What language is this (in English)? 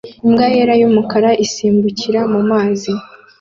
Kinyarwanda